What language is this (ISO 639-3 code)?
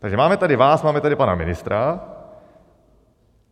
ces